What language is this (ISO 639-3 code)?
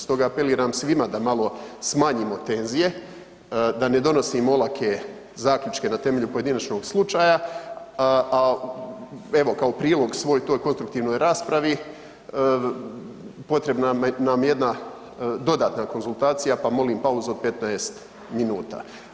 hrv